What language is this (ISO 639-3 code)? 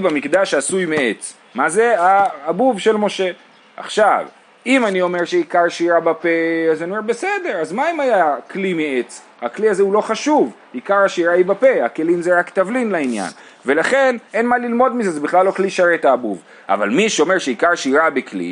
heb